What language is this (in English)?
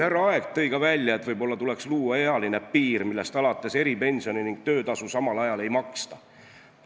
Estonian